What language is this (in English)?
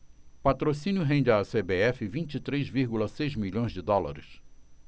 Portuguese